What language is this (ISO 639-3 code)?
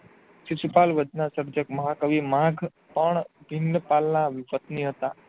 guj